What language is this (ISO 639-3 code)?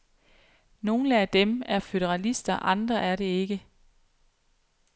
dan